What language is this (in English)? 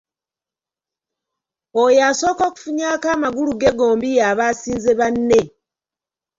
Ganda